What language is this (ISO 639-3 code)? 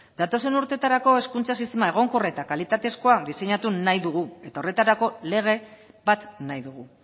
eus